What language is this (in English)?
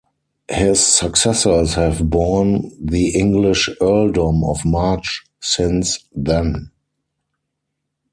English